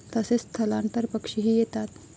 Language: Marathi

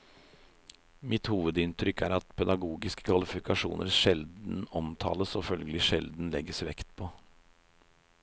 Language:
Norwegian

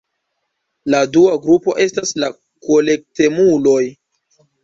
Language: Esperanto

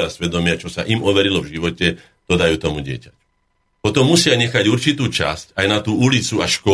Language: Slovak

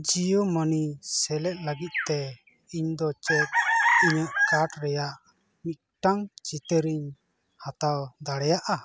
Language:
Santali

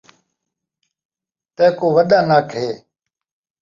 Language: Saraiki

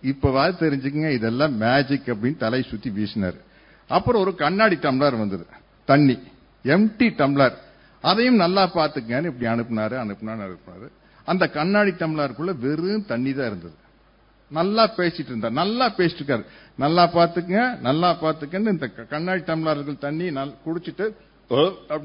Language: Tamil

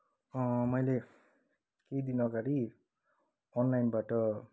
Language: Nepali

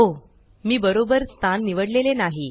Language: Marathi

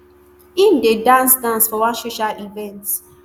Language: Nigerian Pidgin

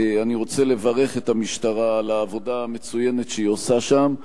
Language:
Hebrew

